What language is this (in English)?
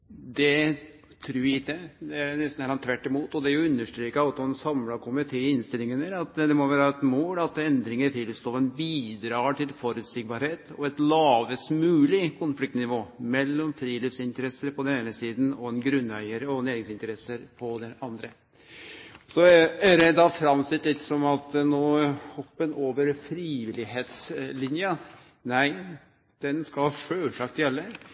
Norwegian Nynorsk